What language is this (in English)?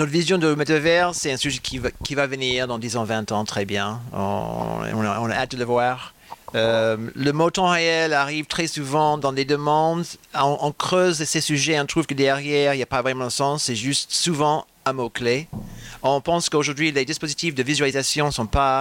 French